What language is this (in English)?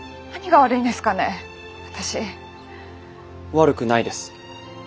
Japanese